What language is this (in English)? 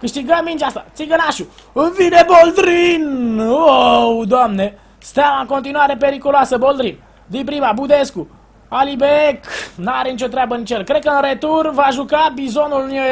Romanian